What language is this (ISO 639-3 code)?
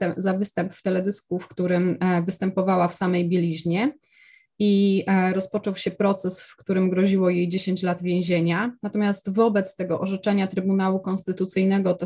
pol